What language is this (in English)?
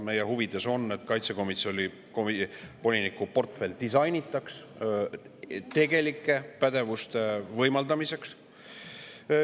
Estonian